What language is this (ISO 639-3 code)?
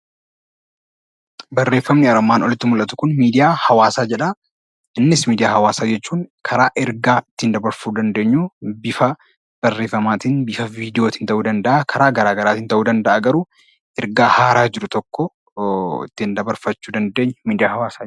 orm